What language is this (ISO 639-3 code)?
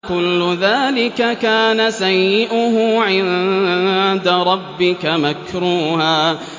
ara